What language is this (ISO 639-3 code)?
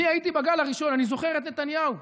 heb